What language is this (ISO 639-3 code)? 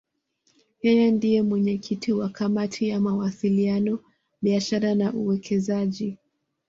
swa